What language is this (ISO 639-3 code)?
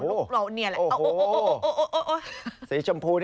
tha